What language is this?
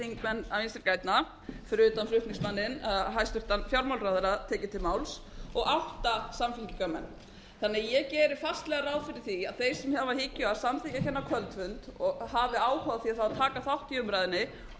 Icelandic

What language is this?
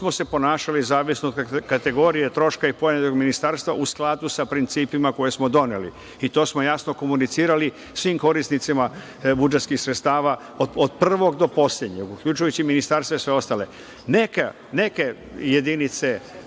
Serbian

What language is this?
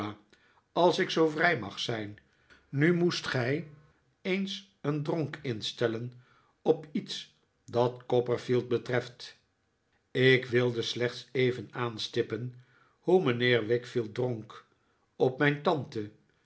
Dutch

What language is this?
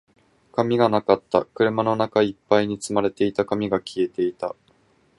Japanese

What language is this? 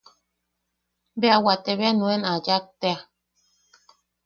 Yaqui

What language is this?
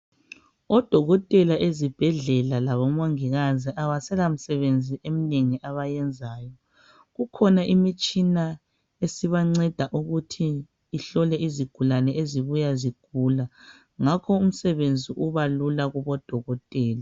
North Ndebele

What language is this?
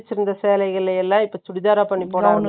Tamil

